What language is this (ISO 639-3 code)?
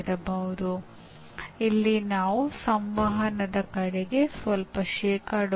kan